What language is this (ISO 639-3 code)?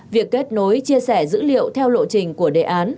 vie